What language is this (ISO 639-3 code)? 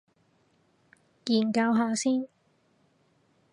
yue